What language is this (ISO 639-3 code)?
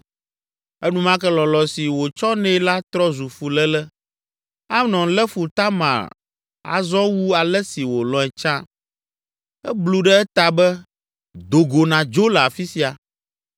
ewe